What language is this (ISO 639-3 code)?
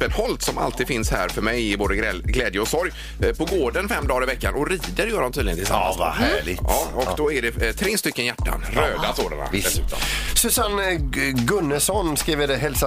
swe